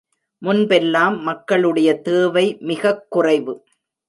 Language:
Tamil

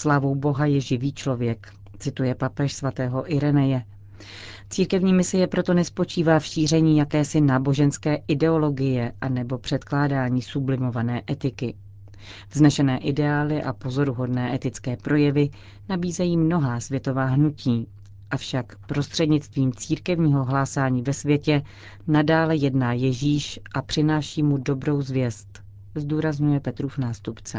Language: Czech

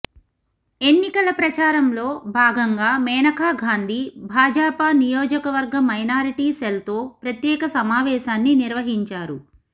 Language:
Telugu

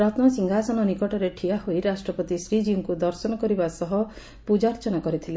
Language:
Odia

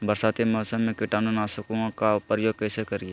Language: Magahi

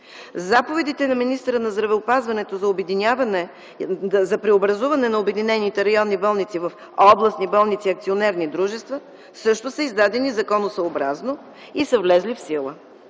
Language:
Bulgarian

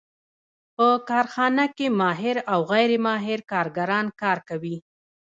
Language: Pashto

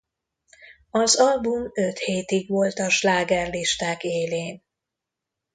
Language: Hungarian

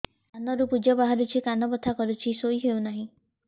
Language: Odia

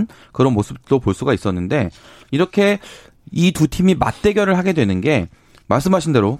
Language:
Korean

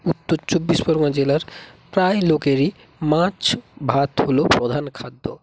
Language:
Bangla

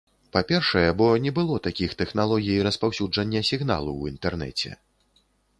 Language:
Belarusian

